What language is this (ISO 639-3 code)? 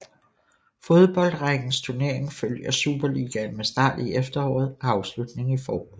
dan